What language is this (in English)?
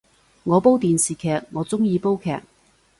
Cantonese